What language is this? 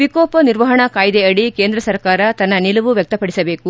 Kannada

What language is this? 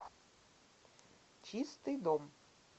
Russian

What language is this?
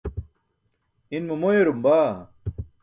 Burushaski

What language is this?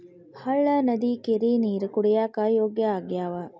Kannada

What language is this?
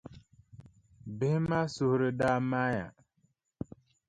Dagbani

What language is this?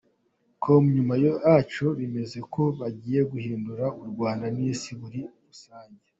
Kinyarwanda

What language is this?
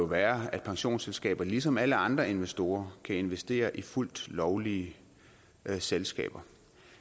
Danish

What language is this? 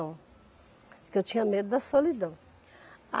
Portuguese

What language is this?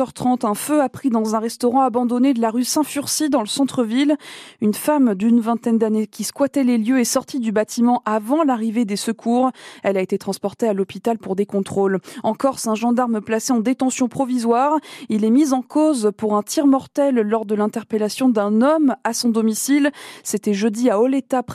French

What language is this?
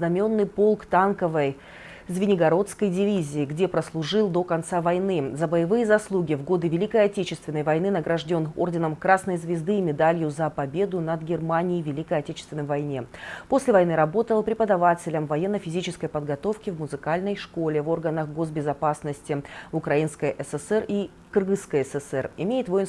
Russian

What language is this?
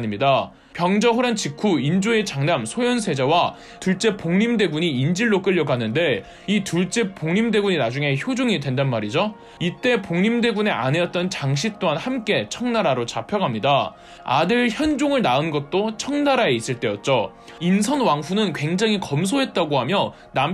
Korean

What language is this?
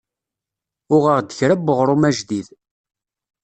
Kabyle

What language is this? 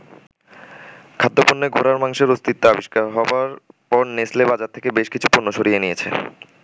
Bangla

